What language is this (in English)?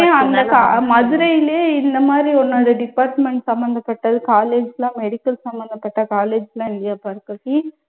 Tamil